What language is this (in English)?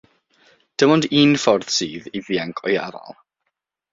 Welsh